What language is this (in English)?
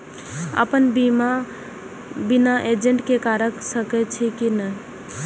Maithili